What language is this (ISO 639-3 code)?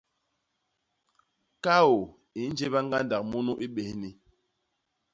bas